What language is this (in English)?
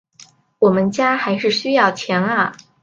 Chinese